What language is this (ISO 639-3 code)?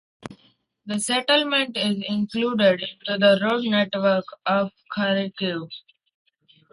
eng